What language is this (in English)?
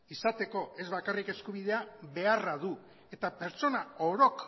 Basque